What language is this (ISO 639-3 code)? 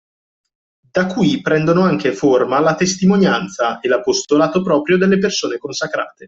ita